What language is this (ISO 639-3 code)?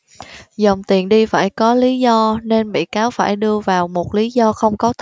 vie